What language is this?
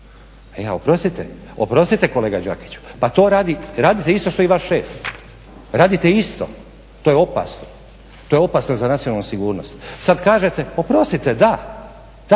Croatian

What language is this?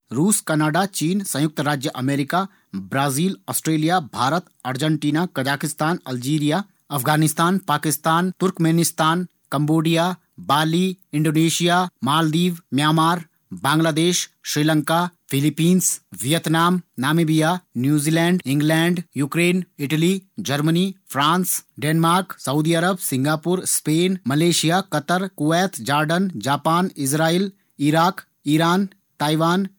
Garhwali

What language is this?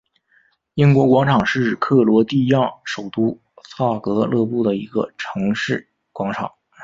Chinese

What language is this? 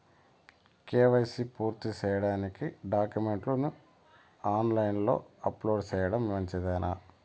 Telugu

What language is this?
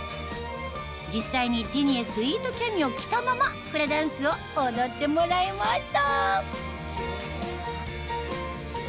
Japanese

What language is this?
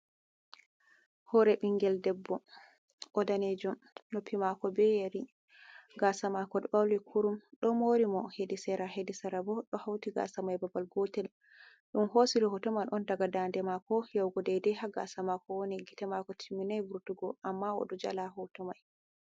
Fula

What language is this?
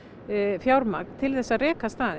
Icelandic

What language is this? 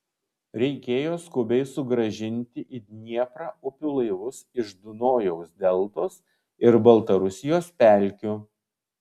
Lithuanian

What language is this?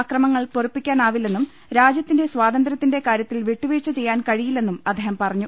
Malayalam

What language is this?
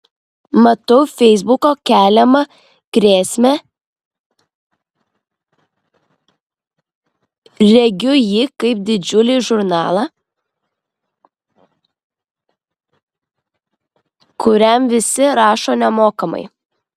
Lithuanian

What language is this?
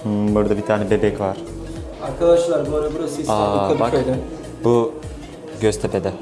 Turkish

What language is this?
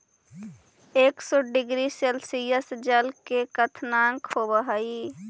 Magahi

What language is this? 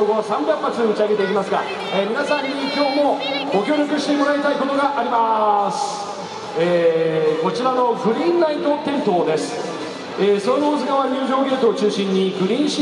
Japanese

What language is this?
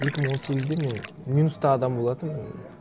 Kazakh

